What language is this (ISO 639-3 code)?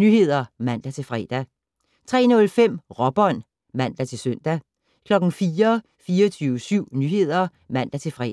dan